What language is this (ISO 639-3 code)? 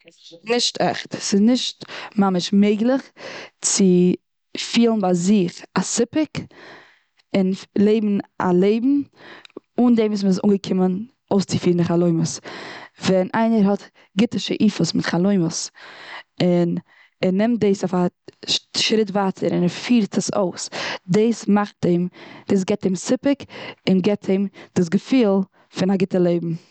yid